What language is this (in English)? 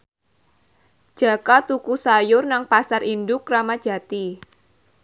Javanese